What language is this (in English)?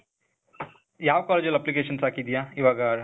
Kannada